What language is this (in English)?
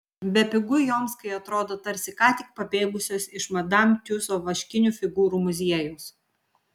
Lithuanian